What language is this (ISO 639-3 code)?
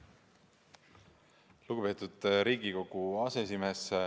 est